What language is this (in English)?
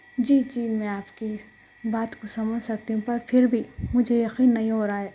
Urdu